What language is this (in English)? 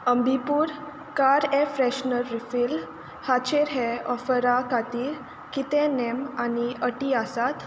Konkani